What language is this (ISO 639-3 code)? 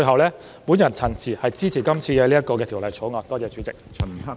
yue